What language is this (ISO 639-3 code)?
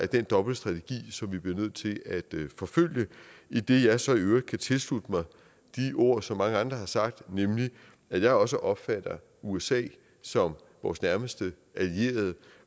dan